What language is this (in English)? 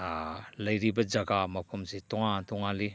Manipuri